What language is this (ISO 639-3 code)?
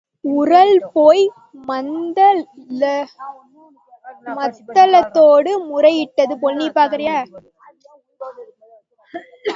tam